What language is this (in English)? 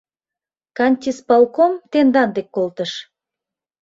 Mari